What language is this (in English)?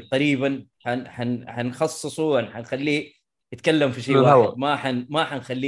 Arabic